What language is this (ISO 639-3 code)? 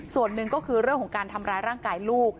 tha